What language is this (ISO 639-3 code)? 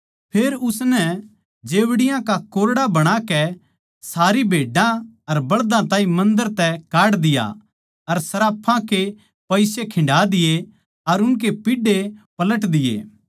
bgc